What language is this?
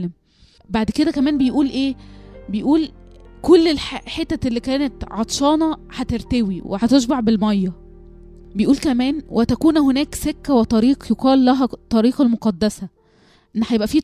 Arabic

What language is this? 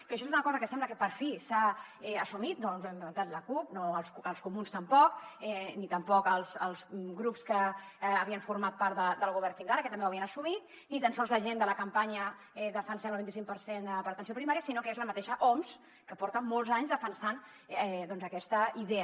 Catalan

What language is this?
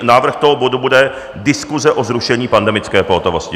Czech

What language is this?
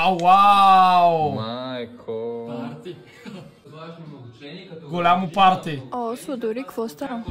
Bulgarian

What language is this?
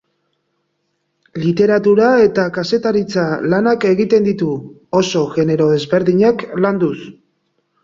Basque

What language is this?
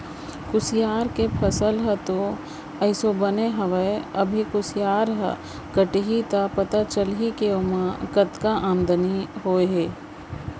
Chhattisgarhi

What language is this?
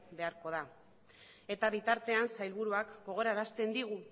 Basque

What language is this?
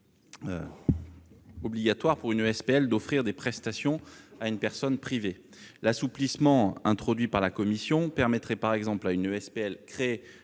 French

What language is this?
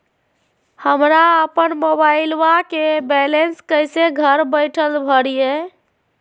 Magahi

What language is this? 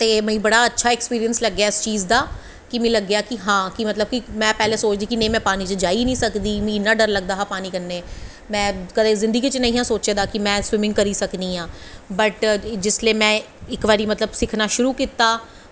Dogri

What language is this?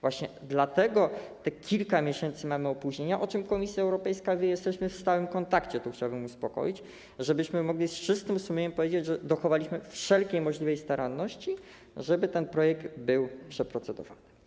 Polish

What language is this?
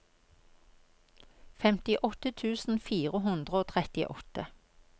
Norwegian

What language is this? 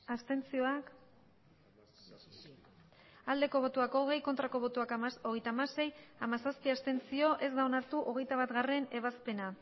Basque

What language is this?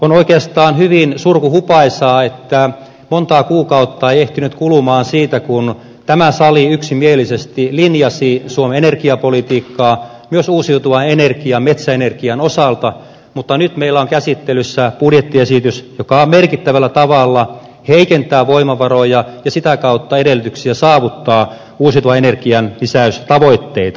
Finnish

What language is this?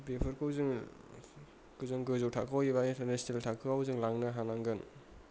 Bodo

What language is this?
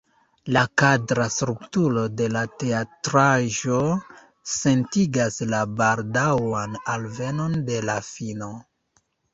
Esperanto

